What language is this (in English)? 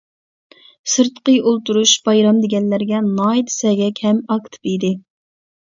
Uyghur